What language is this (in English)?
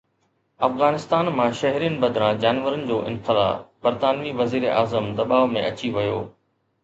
Sindhi